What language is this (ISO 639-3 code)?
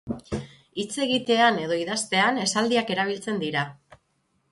eus